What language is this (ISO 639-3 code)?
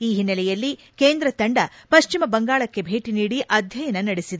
kan